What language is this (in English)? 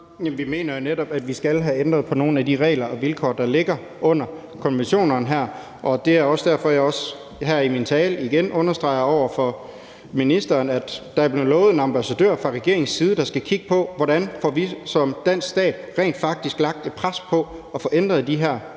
Danish